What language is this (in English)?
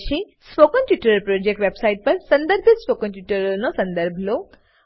Gujarati